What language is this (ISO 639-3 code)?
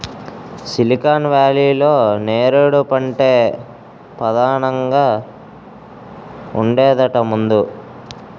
tel